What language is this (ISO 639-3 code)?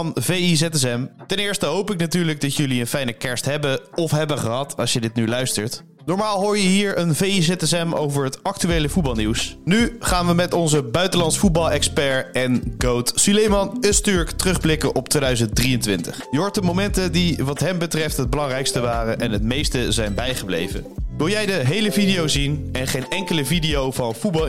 nld